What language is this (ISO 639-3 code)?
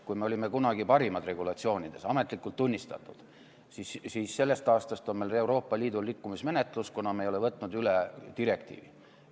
est